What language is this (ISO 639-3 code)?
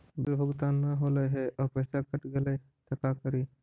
mag